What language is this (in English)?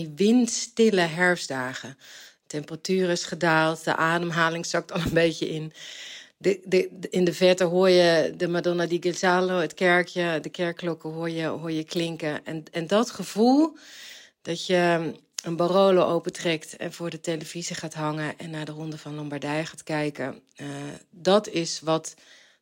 Dutch